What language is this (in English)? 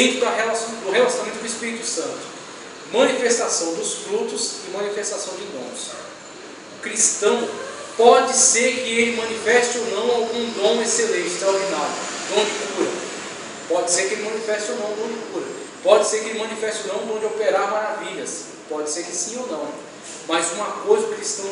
Portuguese